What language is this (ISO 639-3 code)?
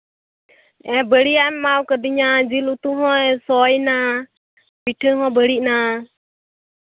sat